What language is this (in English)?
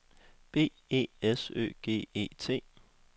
Danish